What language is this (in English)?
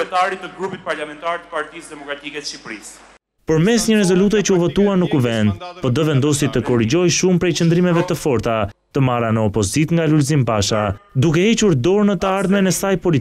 Romanian